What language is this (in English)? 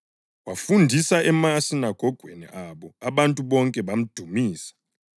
North Ndebele